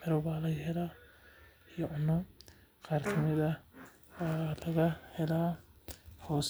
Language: Somali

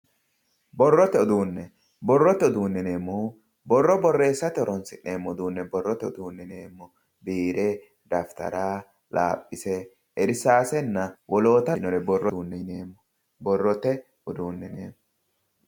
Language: Sidamo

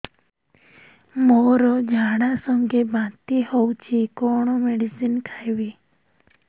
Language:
Odia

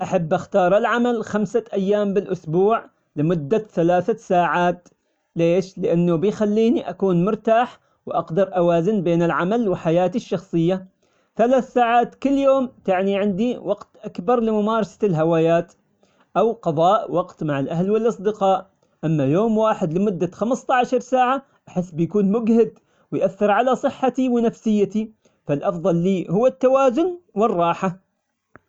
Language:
Omani Arabic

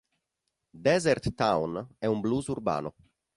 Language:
Italian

